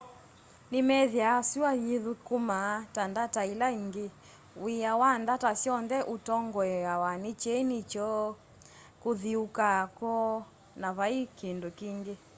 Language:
Kamba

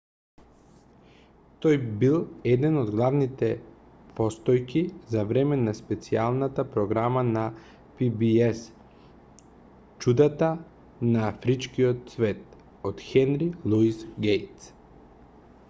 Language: Macedonian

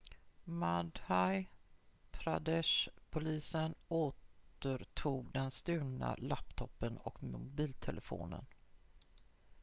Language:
Swedish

